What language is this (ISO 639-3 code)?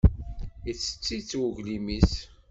kab